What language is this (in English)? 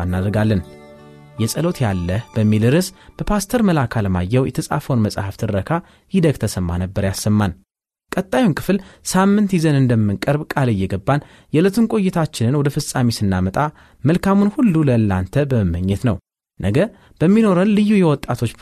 Amharic